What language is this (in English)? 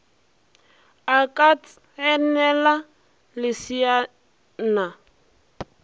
Northern Sotho